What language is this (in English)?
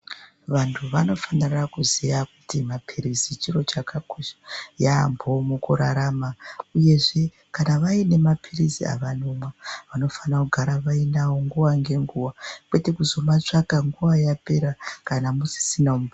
Ndau